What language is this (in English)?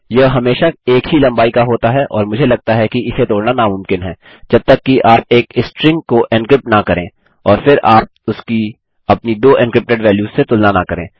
Hindi